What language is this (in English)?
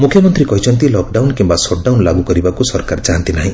Odia